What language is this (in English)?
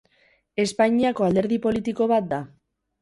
Basque